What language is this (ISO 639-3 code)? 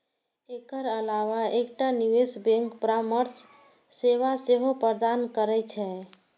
mai